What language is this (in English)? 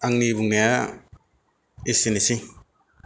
Bodo